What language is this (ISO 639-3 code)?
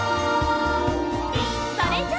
jpn